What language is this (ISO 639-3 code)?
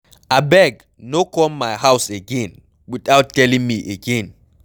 pcm